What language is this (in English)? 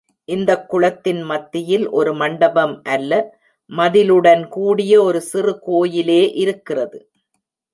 Tamil